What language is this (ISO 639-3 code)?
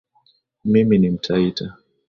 swa